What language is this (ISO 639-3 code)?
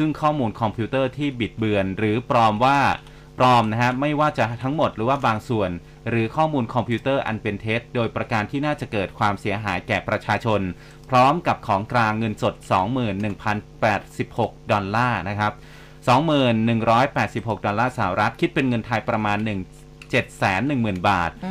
tha